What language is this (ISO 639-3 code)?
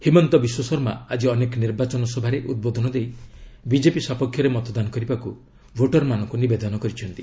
ori